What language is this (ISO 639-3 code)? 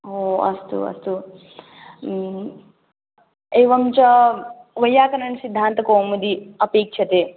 san